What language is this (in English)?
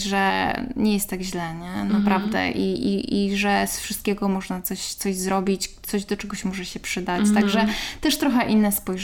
Polish